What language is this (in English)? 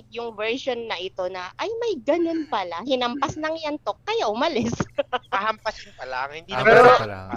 Filipino